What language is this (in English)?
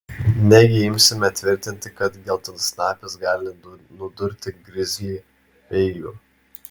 Lithuanian